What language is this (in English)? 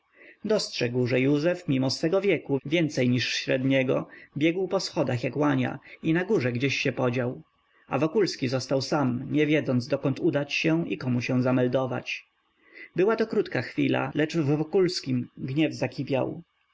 Polish